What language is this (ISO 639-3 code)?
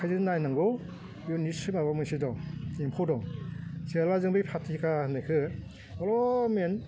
brx